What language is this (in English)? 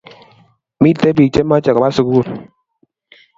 Kalenjin